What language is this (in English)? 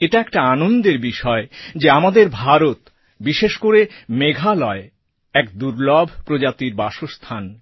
Bangla